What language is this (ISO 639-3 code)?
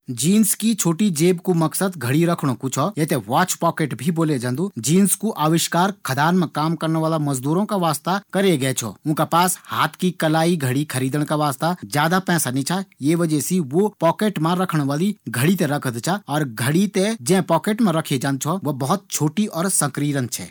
gbm